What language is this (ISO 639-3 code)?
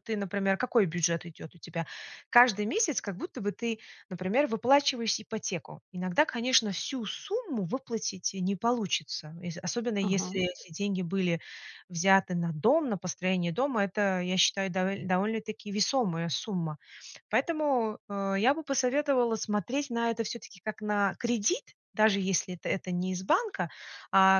rus